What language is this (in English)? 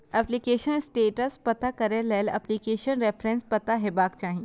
Maithili